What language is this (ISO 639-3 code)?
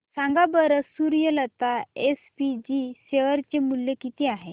mar